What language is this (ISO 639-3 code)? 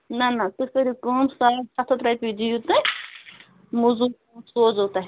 kas